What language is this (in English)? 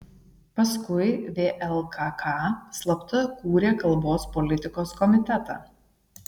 Lithuanian